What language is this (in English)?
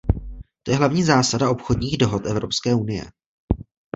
Czech